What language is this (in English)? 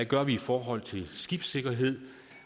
Danish